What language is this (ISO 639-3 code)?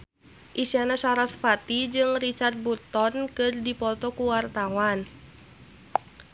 sun